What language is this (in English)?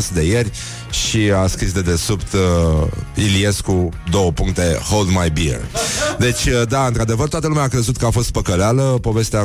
Romanian